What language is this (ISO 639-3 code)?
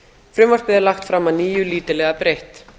isl